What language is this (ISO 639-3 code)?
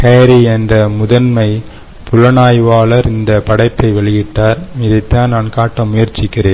tam